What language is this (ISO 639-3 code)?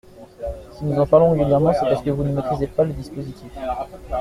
fra